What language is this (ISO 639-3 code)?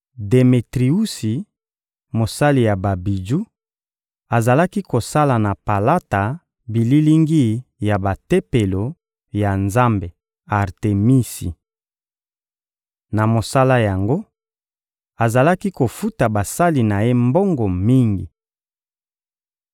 lin